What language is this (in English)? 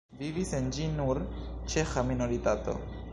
Esperanto